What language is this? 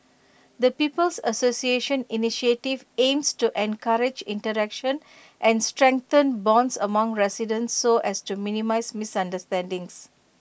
English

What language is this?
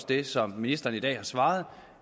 Danish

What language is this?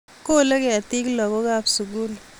Kalenjin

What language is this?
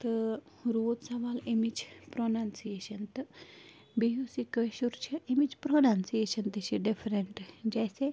Kashmiri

